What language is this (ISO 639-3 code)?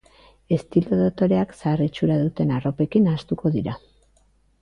eus